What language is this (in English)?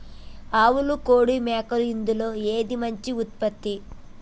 Telugu